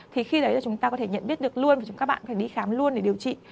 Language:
Vietnamese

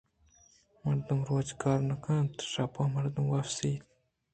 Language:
Eastern Balochi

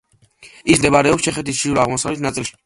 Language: Georgian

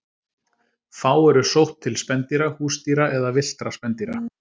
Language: Icelandic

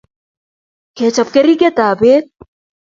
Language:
Kalenjin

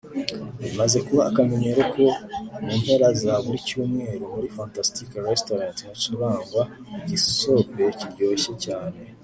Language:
Kinyarwanda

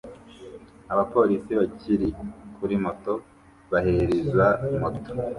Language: Kinyarwanda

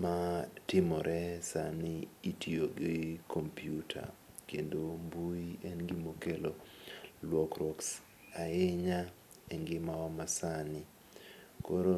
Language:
Luo (Kenya and Tanzania)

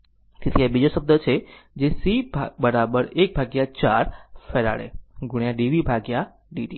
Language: Gujarati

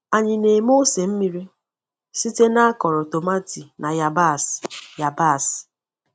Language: Igbo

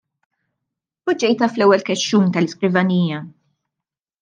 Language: Maltese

